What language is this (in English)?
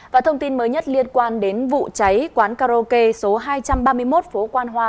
Vietnamese